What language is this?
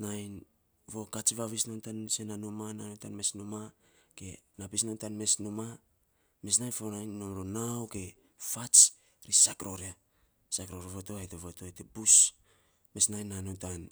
Saposa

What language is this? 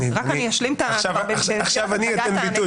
Hebrew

